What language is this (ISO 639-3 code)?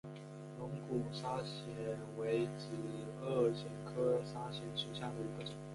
zho